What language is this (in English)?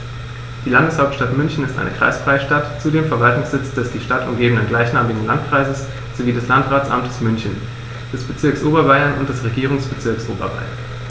German